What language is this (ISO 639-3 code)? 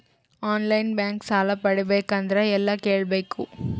kan